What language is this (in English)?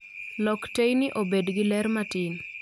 Luo (Kenya and Tanzania)